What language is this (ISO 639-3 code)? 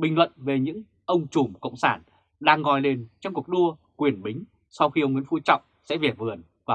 vie